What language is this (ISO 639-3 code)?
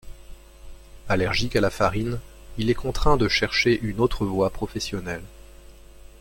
fra